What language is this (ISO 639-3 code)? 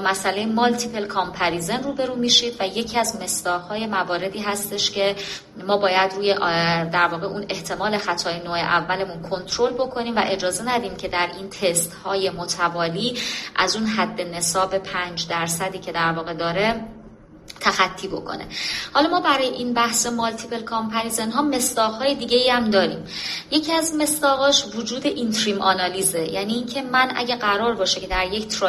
fas